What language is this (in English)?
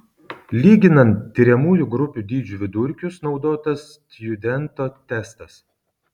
Lithuanian